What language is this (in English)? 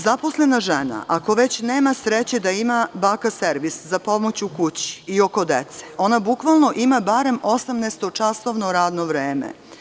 Serbian